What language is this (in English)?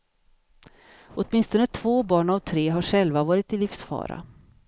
Swedish